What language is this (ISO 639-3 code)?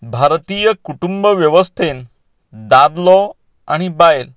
kok